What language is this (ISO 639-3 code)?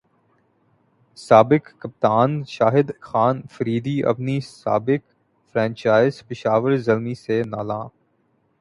urd